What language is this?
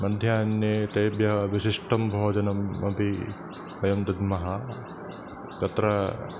Sanskrit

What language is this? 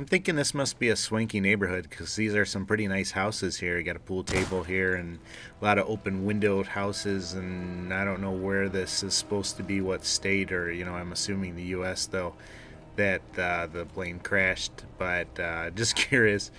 English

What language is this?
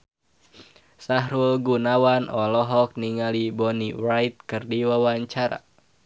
Sundanese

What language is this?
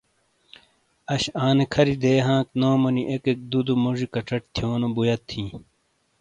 Shina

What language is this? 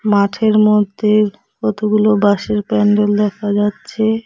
Bangla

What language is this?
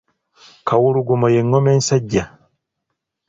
Ganda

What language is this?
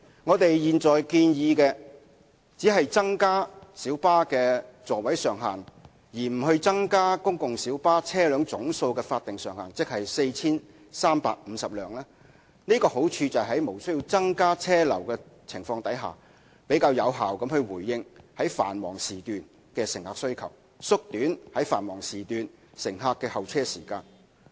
Cantonese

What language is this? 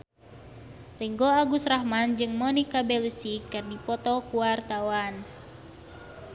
Sundanese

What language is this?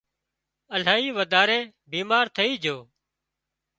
Wadiyara Koli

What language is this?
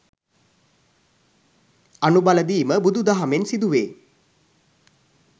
Sinhala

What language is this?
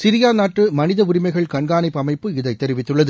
Tamil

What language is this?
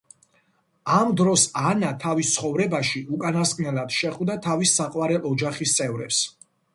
Georgian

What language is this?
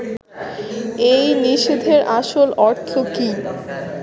Bangla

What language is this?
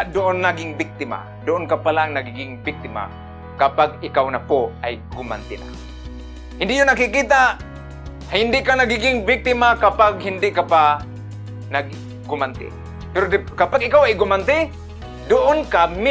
Filipino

